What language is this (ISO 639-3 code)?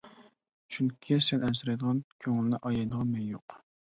uig